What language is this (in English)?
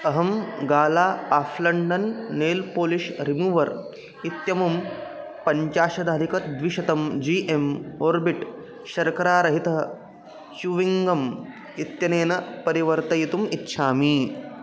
Sanskrit